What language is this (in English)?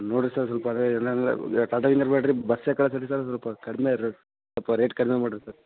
Kannada